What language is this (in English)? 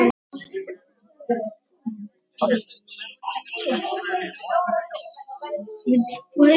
Icelandic